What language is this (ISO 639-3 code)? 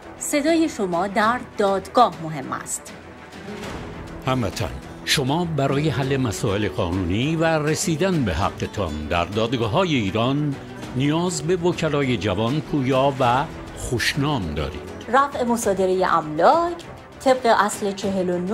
fas